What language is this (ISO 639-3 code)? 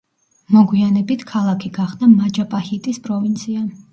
kat